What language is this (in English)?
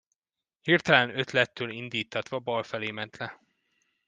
Hungarian